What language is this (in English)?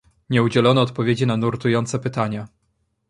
Polish